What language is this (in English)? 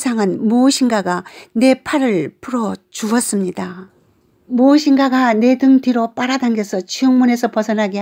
Korean